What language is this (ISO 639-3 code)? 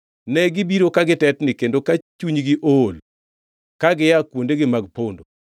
luo